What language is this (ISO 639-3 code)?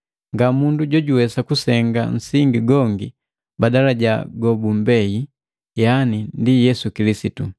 mgv